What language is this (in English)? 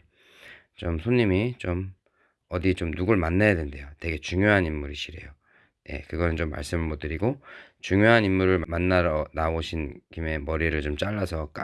Korean